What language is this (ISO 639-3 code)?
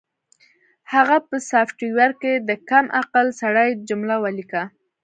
pus